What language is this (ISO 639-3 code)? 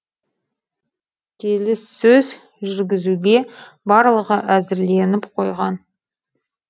kaz